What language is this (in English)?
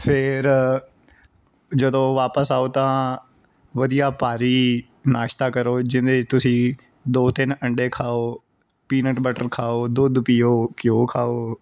Punjabi